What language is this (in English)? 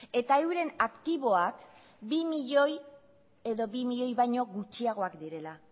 Basque